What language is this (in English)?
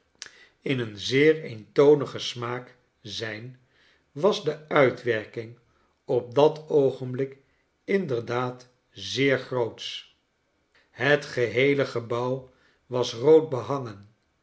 Dutch